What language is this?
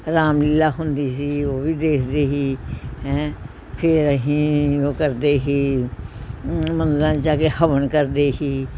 Punjabi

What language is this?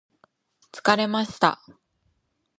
Japanese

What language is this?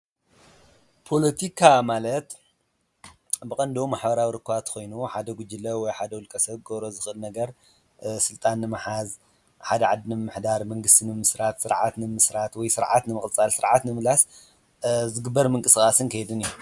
Tigrinya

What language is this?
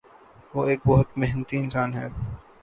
Urdu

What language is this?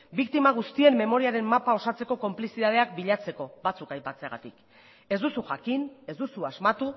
Basque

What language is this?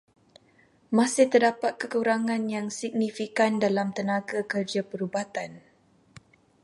Malay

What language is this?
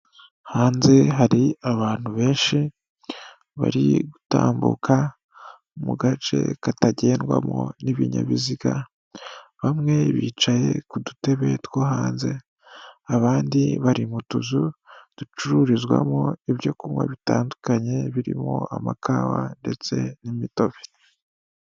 Kinyarwanda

